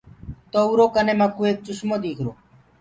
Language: Gurgula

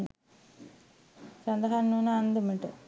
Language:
Sinhala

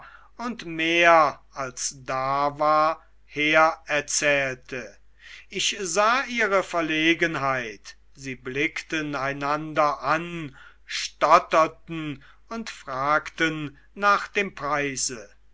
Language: German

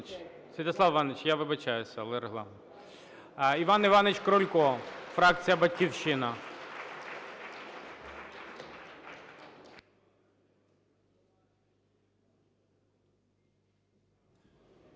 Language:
Ukrainian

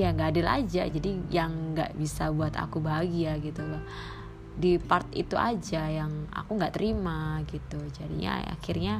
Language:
Indonesian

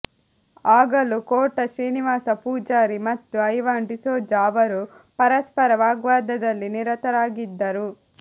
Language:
Kannada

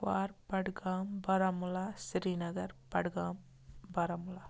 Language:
Kashmiri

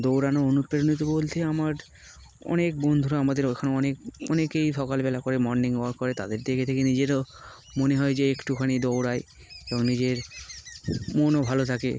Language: Bangla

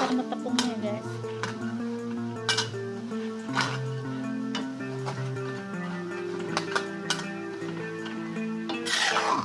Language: Indonesian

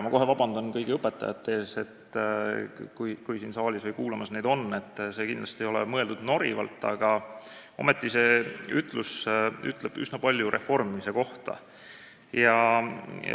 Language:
Estonian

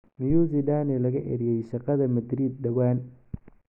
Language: Somali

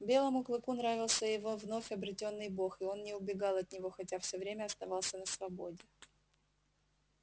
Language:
Russian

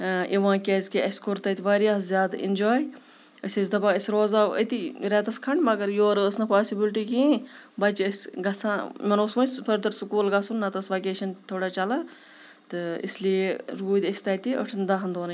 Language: Kashmiri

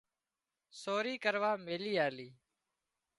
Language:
Wadiyara Koli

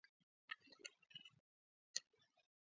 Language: Georgian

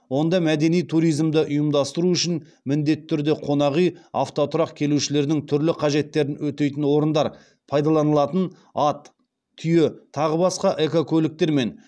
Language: Kazakh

